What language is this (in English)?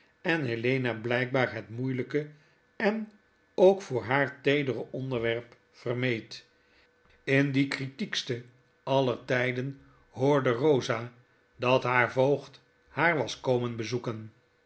Dutch